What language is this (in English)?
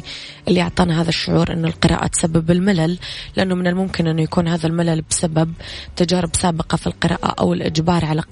Arabic